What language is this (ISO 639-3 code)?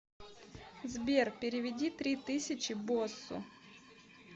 rus